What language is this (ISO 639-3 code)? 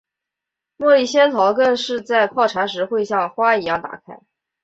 zho